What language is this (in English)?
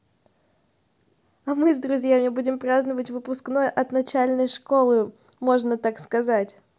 Russian